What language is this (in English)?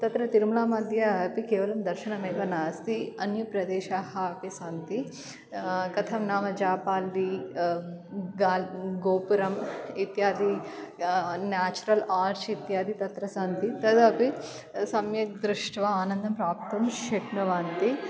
Sanskrit